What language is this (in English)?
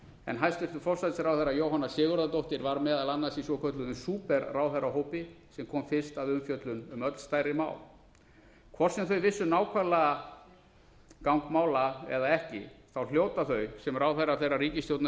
Icelandic